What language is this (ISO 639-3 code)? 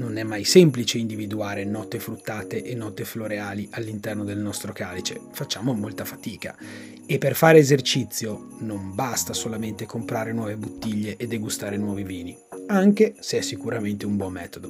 ita